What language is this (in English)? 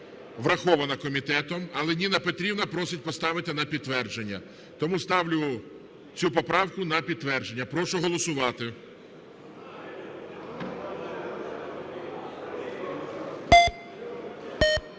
Ukrainian